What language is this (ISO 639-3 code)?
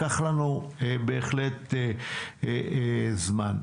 heb